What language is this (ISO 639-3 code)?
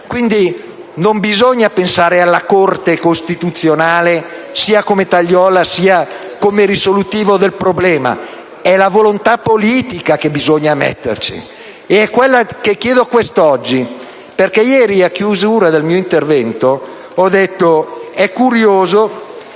ita